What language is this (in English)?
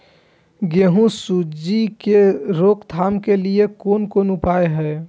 Maithili